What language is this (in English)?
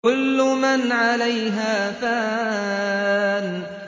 Arabic